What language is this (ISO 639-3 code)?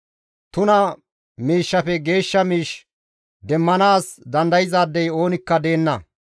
gmv